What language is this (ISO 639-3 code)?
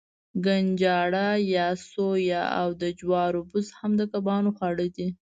pus